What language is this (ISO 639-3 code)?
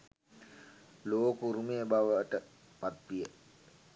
sin